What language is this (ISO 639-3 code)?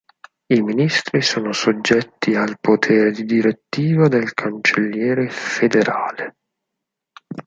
ita